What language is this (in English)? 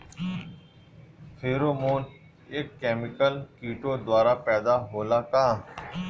Bhojpuri